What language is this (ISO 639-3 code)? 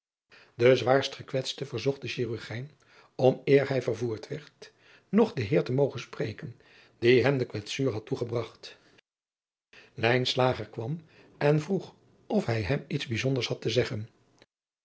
nld